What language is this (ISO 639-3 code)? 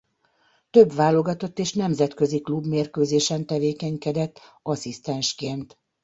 hun